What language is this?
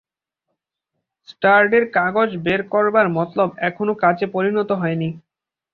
Bangla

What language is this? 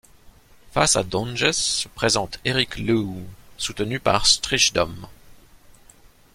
French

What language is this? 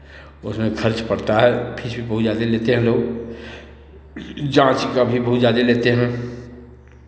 Hindi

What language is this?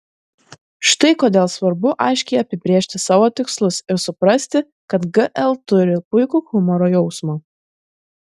Lithuanian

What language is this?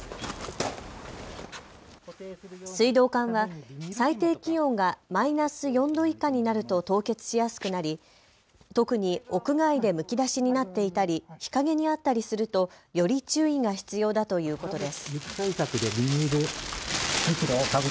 Japanese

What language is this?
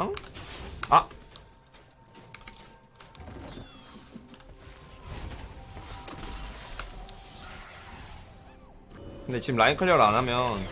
Korean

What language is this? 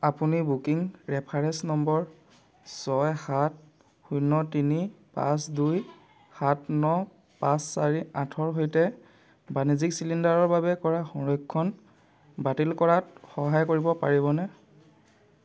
Assamese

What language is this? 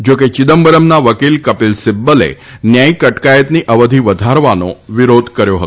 Gujarati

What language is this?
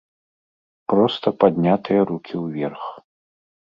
Belarusian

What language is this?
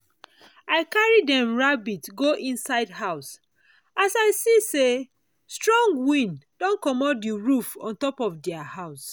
Nigerian Pidgin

